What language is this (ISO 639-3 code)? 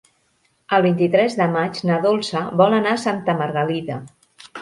cat